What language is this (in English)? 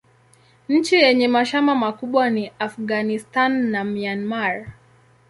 Swahili